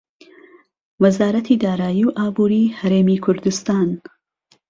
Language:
Central Kurdish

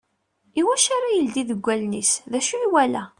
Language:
Kabyle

